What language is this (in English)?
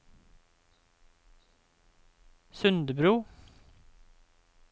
Norwegian